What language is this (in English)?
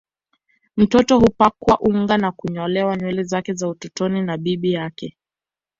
Swahili